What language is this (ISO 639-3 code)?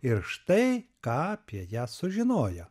lit